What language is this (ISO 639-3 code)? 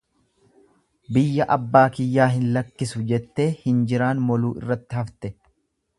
orm